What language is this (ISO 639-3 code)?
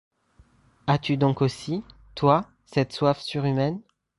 fra